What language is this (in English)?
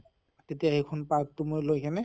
Assamese